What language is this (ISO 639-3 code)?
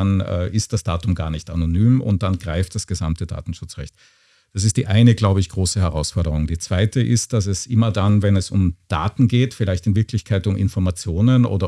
deu